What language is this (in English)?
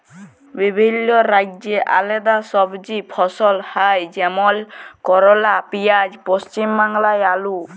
Bangla